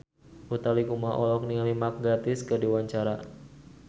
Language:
Sundanese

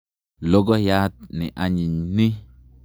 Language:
Kalenjin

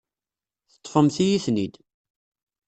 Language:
Kabyle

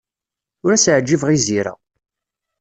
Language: Kabyle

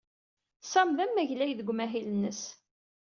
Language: Kabyle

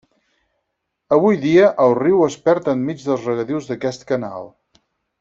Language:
Catalan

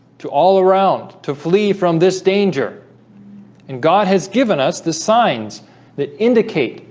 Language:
English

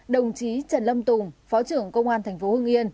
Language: Vietnamese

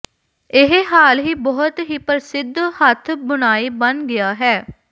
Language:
Punjabi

